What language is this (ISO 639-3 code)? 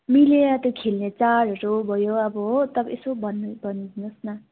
nep